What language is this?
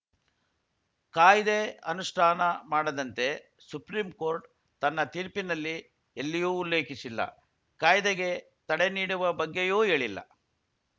Kannada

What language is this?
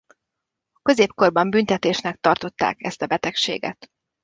Hungarian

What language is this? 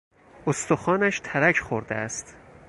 Persian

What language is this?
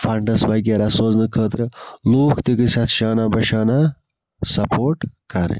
Kashmiri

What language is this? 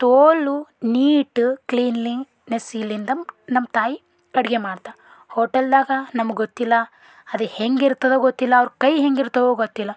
Kannada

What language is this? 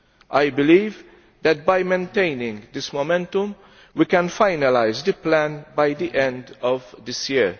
English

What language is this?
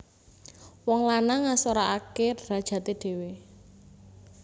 Javanese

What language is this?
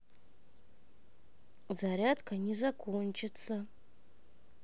Russian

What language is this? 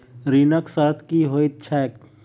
Maithili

